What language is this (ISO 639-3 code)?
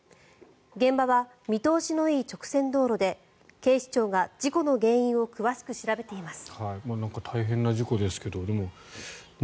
jpn